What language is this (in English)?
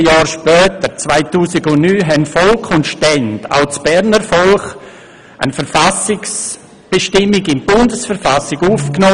Swiss German